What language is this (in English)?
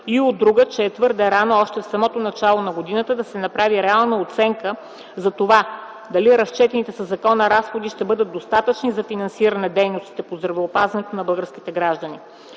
Bulgarian